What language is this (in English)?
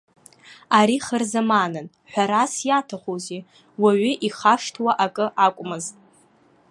Abkhazian